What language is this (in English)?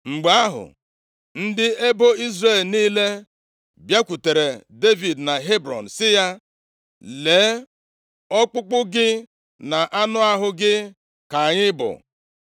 Igbo